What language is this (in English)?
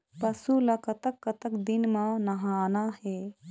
Chhattisgarhi